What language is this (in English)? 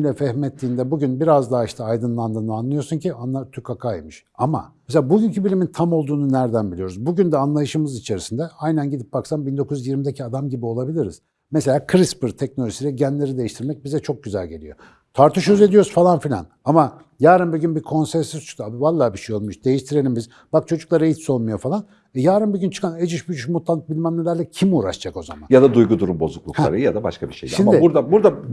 Turkish